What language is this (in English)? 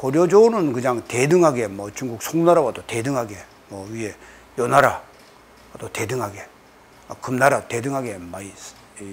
Korean